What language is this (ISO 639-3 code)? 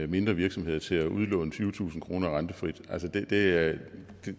dan